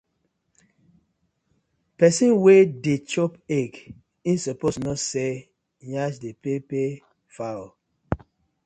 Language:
Nigerian Pidgin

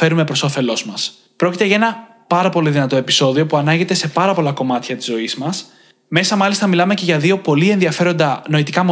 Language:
Greek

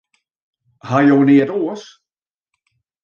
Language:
Western Frisian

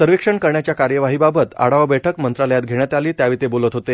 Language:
Marathi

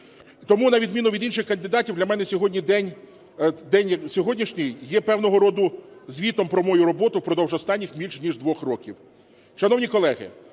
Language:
Ukrainian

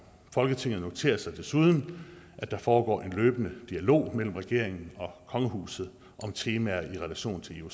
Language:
Danish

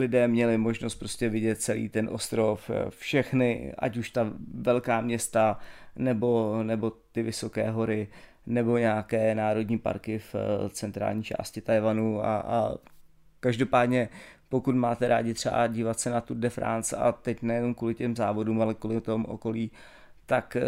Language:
Czech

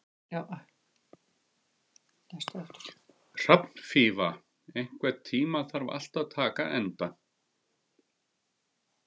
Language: Icelandic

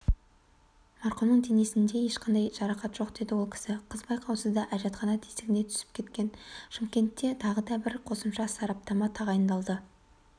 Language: Kazakh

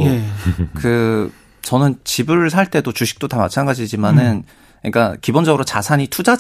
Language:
Korean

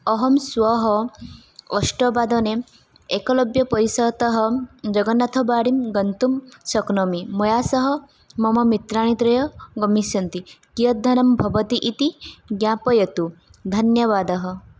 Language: Sanskrit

